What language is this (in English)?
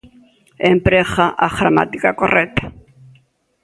Galician